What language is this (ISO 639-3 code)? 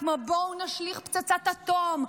heb